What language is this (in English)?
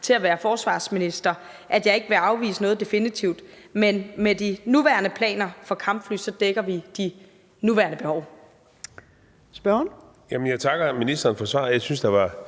Danish